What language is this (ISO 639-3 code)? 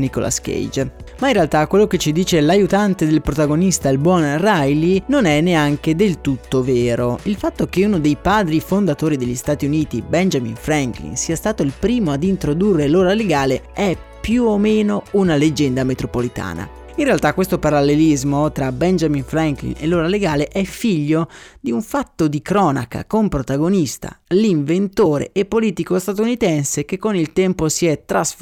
ita